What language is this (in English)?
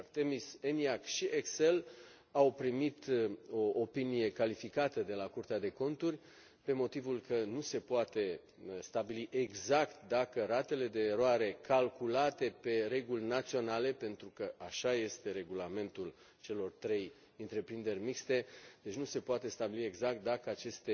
Romanian